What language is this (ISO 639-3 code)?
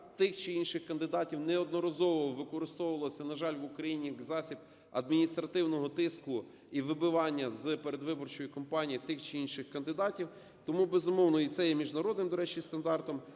ukr